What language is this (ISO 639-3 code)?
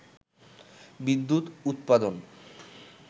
ben